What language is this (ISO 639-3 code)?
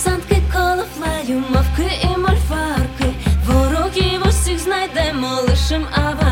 ukr